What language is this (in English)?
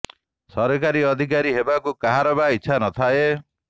Odia